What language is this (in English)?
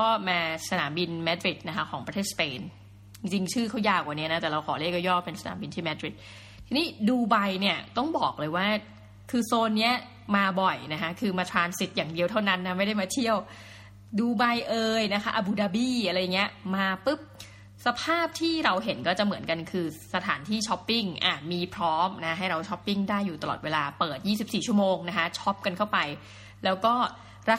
Thai